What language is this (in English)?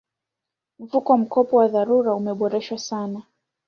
Swahili